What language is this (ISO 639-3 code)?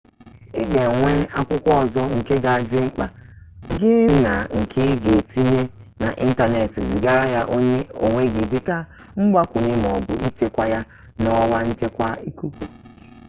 ibo